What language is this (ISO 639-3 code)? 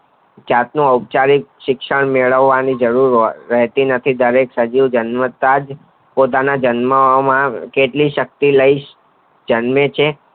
guj